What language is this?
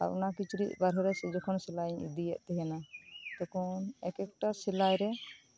Santali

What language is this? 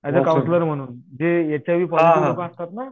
Marathi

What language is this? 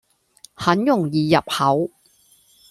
Cantonese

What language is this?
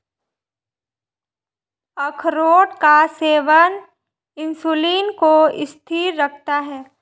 Hindi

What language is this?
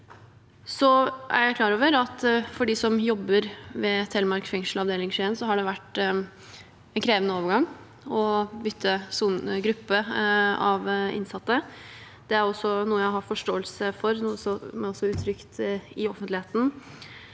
Norwegian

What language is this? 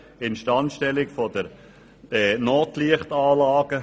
Swiss German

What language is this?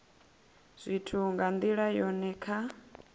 Venda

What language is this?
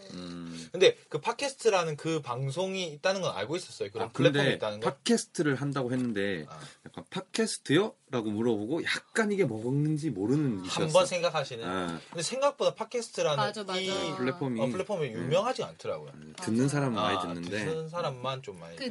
Korean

